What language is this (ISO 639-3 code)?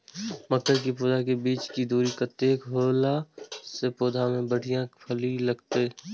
mai